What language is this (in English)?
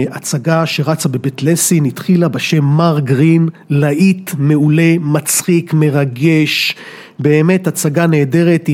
Hebrew